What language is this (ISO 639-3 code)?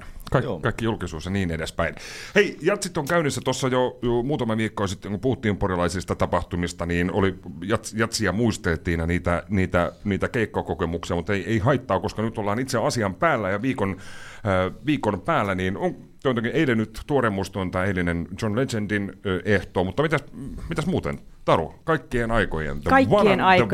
fin